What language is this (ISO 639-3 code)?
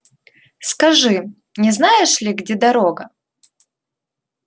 rus